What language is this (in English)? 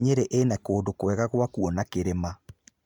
Kikuyu